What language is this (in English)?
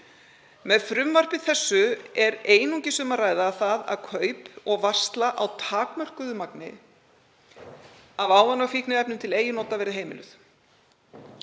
Icelandic